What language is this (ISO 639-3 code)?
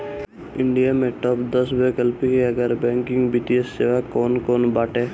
bho